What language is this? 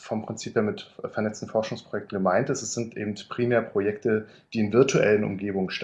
German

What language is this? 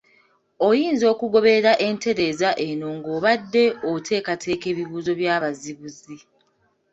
Ganda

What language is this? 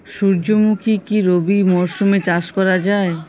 Bangla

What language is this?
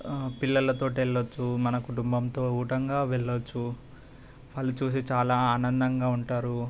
Telugu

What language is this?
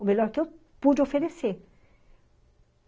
Portuguese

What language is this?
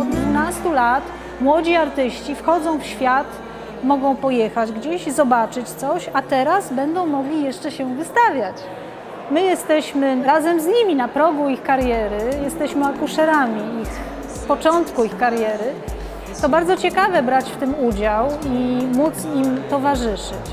Polish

